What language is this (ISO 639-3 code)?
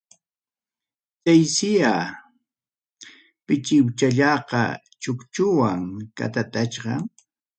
quy